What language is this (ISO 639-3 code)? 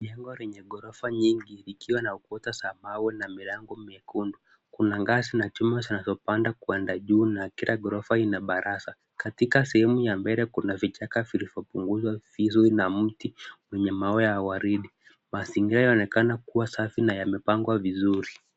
swa